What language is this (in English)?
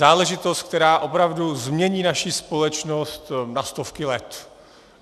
Czech